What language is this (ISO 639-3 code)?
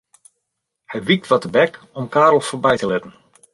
fry